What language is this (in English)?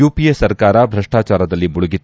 Kannada